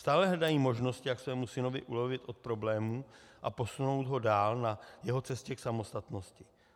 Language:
Czech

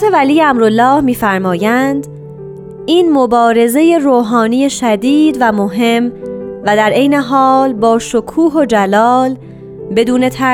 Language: Persian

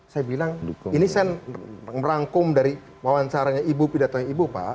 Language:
Indonesian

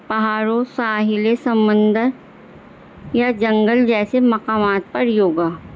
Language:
Urdu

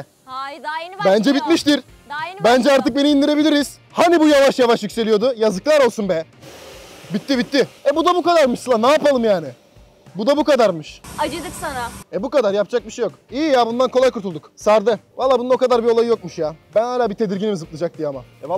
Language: Turkish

